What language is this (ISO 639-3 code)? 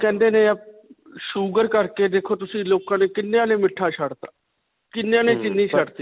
pan